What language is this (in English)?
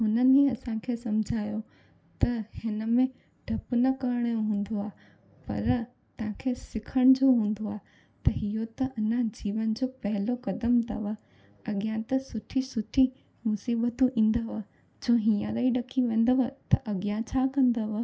Sindhi